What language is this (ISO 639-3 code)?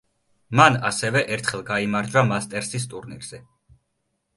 kat